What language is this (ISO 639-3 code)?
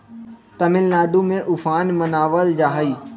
mag